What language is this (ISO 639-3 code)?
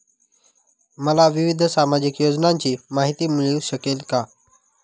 mar